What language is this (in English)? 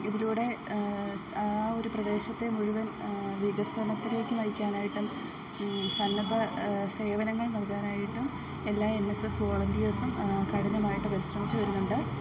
Malayalam